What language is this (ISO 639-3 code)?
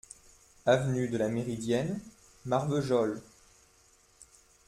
fra